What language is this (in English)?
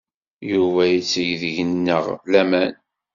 Kabyle